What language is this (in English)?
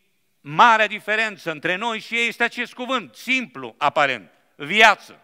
Romanian